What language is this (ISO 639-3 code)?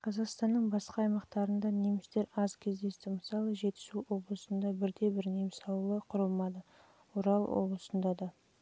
kaz